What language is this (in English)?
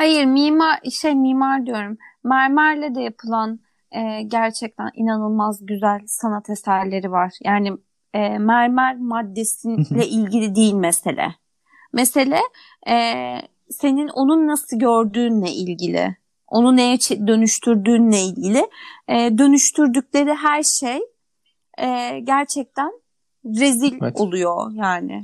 Turkish